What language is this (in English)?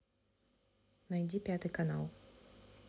Russian